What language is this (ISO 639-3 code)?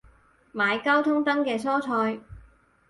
yue